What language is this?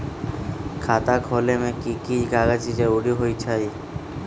Magahi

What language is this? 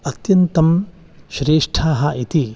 Sanskrit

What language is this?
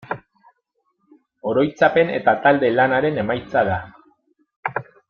Basque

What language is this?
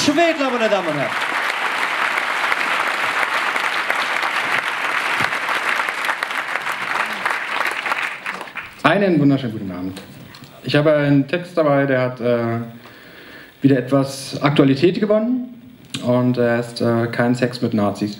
German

